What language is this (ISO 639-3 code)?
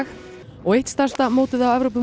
isl